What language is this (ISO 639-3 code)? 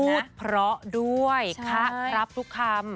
tha